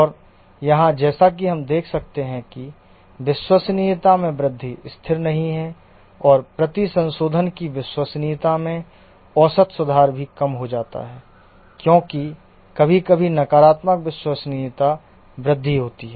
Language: Hindi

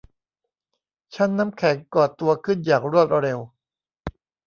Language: Thai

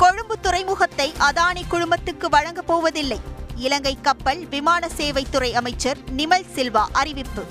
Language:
Tamil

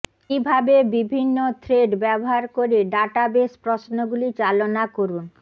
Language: Bangla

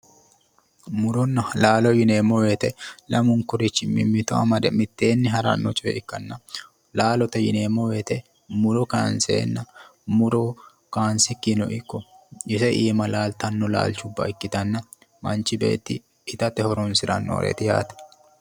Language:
Sidamo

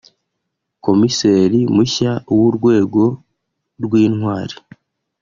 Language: Kinyarwanda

